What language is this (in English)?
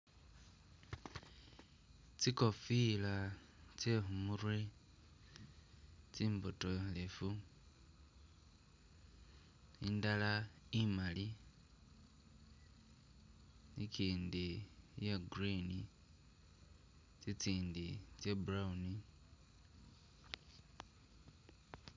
Masaaba